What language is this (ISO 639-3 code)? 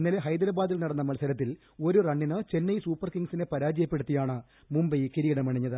mal